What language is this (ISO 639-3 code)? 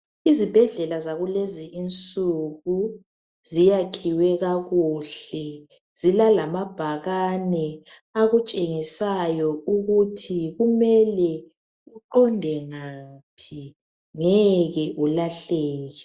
nde